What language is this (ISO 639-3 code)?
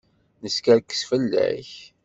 kab